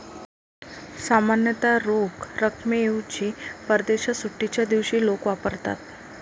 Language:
Marathi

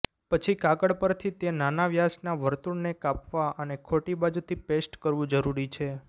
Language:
Gujarati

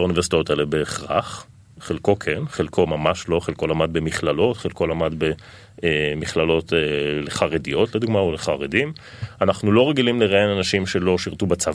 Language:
Hebrew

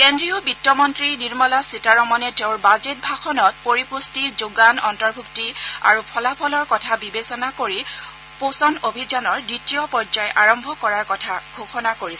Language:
Assamese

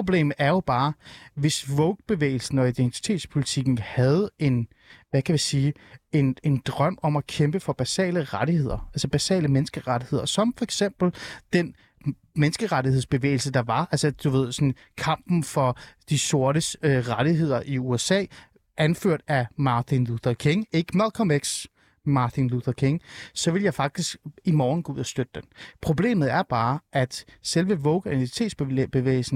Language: Danish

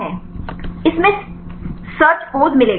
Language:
Hindi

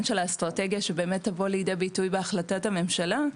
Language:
Hebrew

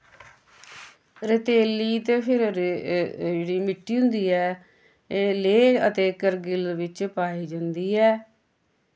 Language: Dogri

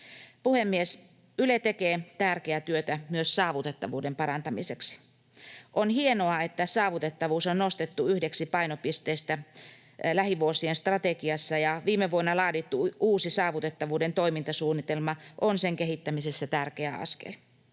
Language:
Finnish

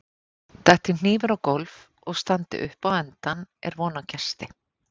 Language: Icelandic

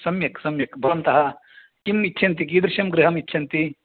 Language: Sanskrit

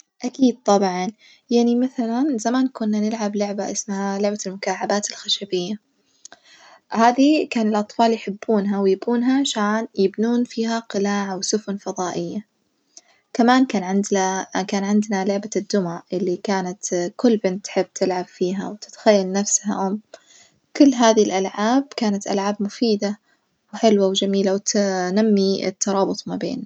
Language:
Najdi Arabic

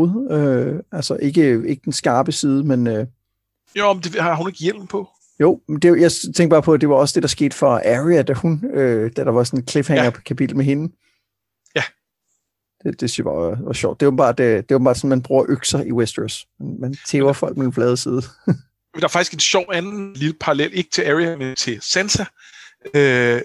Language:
Danish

